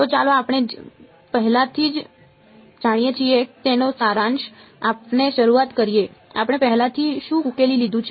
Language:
Gujarati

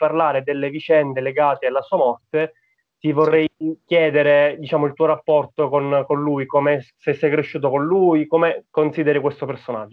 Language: Italian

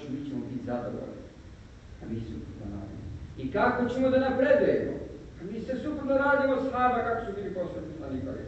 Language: Spanish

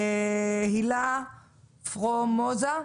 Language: Hebrew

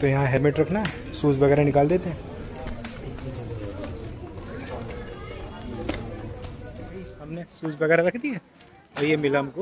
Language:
Hindi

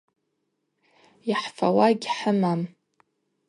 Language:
Abaza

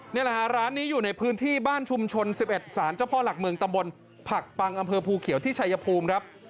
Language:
Thai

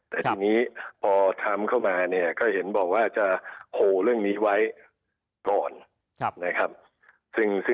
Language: Thai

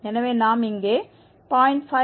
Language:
Tamil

